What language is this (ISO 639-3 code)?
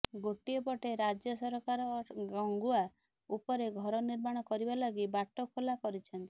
ori